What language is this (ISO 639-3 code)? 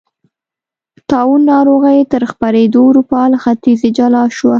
pus